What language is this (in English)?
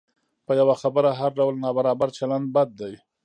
Pashto